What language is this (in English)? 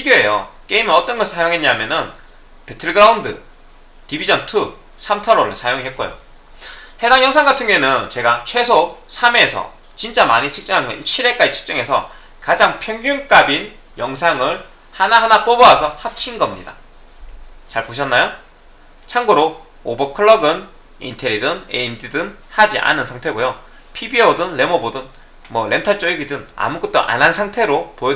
Korean